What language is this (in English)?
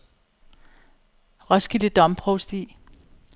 Danish